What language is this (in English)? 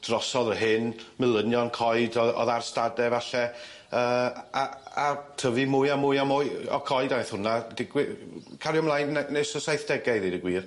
Welsh